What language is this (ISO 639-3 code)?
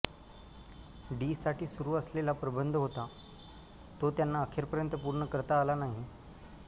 mar